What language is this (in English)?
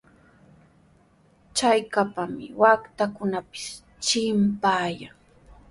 Sihuas Ancash Quechua